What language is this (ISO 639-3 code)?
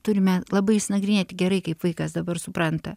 lit